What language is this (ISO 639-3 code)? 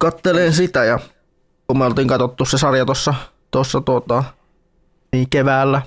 fin